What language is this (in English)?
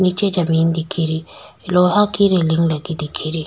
Rajasthani